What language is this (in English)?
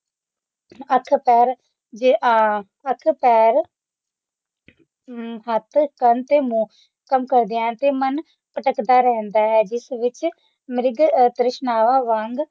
Punjabi